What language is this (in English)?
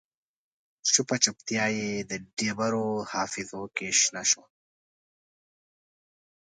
Pashto